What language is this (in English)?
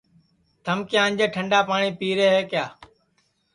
Sansi